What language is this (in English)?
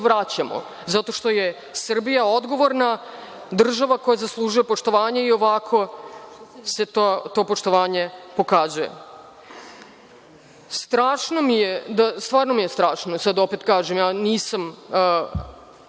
Serbian